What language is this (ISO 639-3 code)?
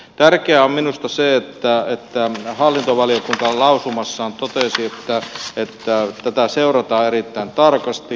fin